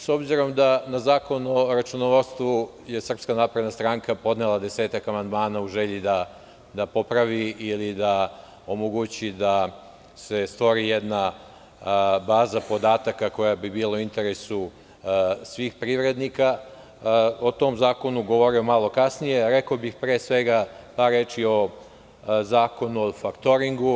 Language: Serbian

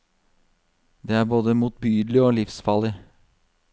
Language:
Norwegian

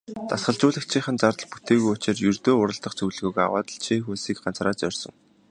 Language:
Mongolian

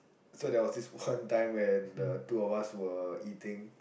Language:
English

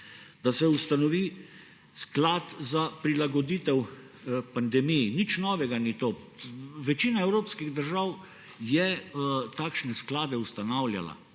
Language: Slovenian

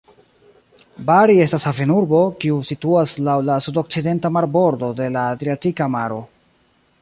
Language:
Esperanto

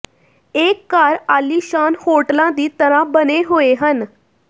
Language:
Punjabi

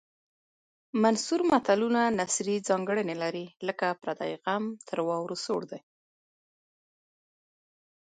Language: Pashto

